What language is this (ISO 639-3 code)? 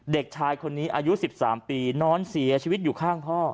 tha